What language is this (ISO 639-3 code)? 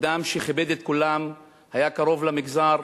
heb